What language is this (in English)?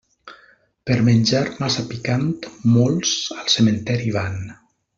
Catalan